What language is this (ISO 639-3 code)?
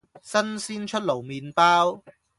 yue